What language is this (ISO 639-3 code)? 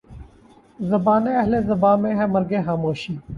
urd